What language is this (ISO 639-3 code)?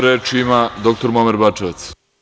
srp